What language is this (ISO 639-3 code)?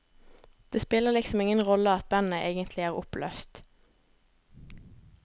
nor